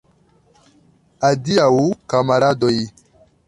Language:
Esperanto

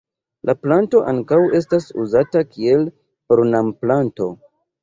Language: Esperanto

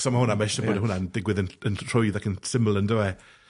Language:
Welsh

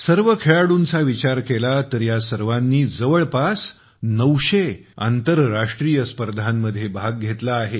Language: Marathi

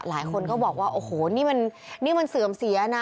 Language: Thai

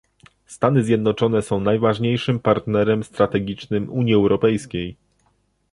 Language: Polish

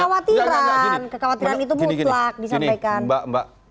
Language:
Indonesian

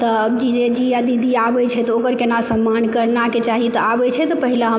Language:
Maithili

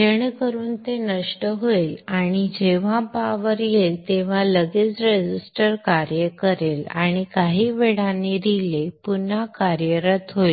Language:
Marathi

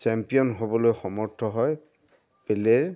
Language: Assamese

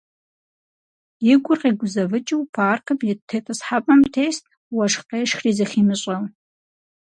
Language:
Kabardian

